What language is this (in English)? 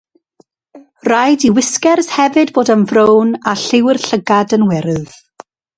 Welsh